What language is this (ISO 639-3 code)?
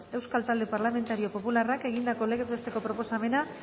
eus